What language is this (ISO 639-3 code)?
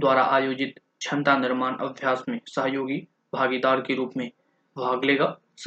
hin